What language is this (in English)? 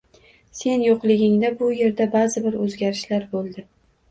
Uzbek